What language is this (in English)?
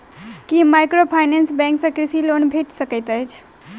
Maithili